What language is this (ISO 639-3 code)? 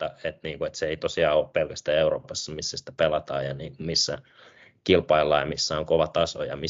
fin